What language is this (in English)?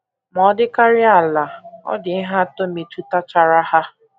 Igbo